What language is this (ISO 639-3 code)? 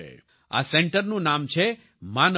guj